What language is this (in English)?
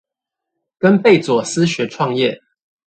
Chinese